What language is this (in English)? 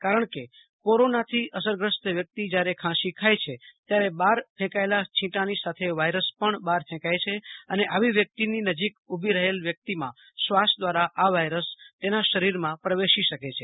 Gujarati